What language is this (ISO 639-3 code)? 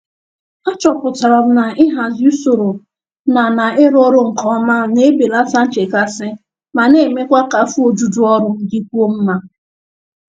ibo